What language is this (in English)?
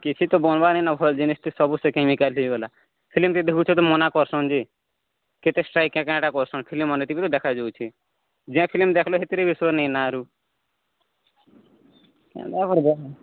Odia